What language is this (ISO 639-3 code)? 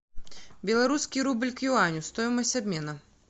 rus